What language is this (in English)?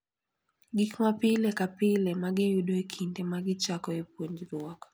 Luo (Kenya and Tanzania)